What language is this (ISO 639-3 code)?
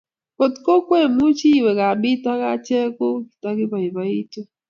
kln